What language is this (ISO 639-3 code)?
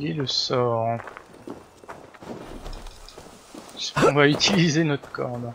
fra